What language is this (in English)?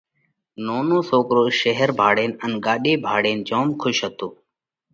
Parkari Koli